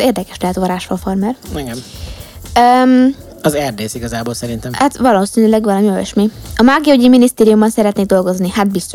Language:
Hungarian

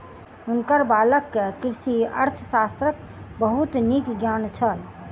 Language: Maithili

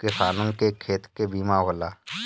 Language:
Bhojpuri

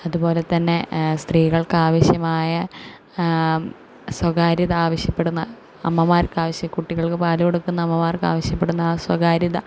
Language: Malayalam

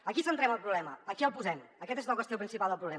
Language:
Catalan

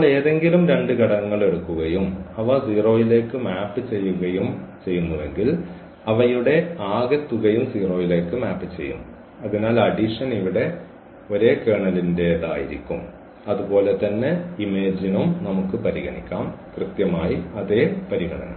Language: Malayalam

